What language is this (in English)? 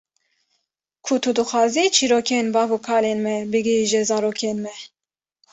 Kurdish